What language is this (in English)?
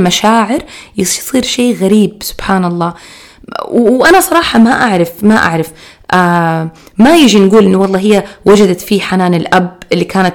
Arabic